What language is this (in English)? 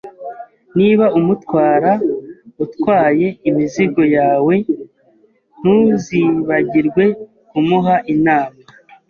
Kinyarwanda